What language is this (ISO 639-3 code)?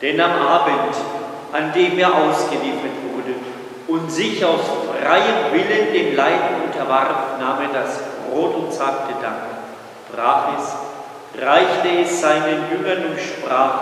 deu